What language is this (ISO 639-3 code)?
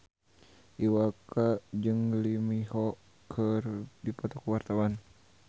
sun